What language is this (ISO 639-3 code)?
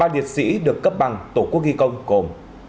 vie